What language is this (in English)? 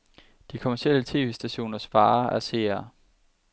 Danish